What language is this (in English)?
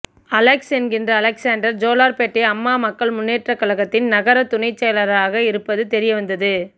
Tamil